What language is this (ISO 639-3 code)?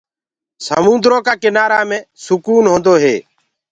ggg